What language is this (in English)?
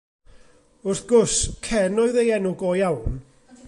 Welsh